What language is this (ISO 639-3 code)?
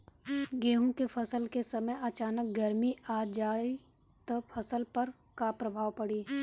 bho